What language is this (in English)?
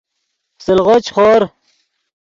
Yidgha